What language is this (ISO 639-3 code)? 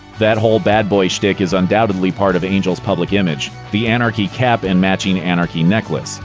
eng